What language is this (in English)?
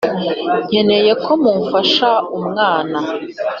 Kinyarwanda